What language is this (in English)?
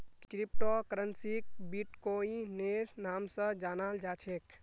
Magahi